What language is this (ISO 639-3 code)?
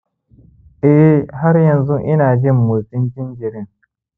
hau